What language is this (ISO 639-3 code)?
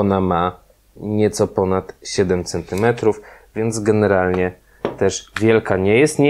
pol